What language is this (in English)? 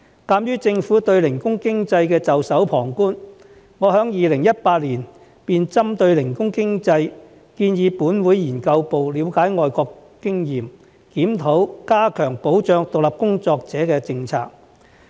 Cantonese